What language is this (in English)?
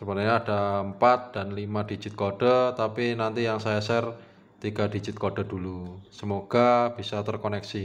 Indonesian